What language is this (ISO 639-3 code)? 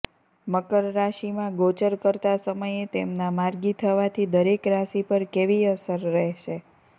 guj